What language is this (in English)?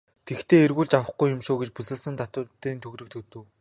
Mongolian